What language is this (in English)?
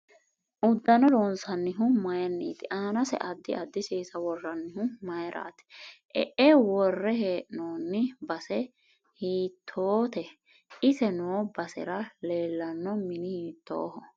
Sidamo